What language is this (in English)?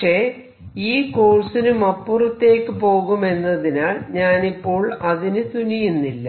Malayalam